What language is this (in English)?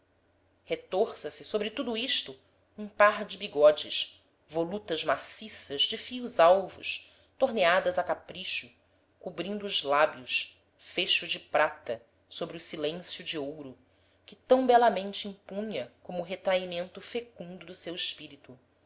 Portuguese